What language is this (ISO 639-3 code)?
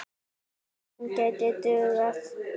isl